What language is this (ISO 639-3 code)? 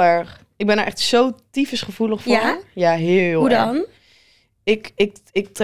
nld